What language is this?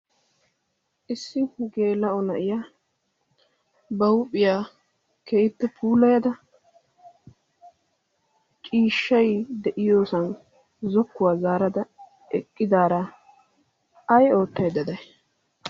Wolaytta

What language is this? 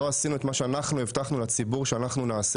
Hebrew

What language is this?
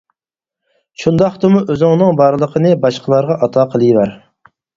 Uyghur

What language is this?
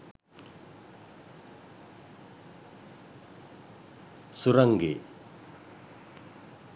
Sinhala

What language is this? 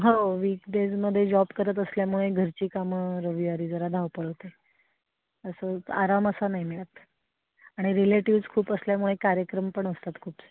Marathi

